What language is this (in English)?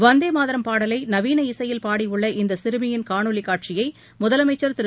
Tamil